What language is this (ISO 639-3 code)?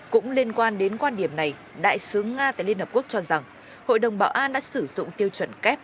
vie